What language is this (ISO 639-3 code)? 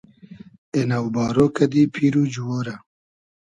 haz